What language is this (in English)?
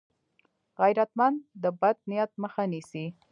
Pashto